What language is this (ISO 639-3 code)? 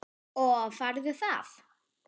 isl